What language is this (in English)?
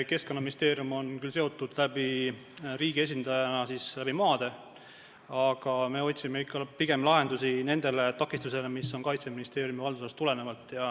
Estonian